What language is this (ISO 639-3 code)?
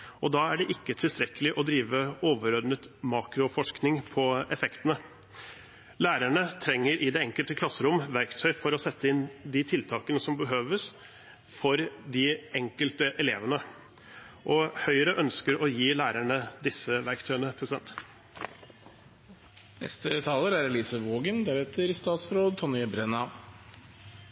nob